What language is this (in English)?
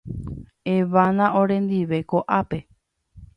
Guarani